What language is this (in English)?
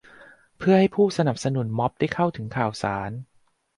Thai